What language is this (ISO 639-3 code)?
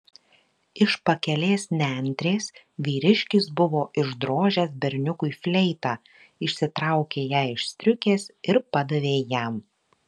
lit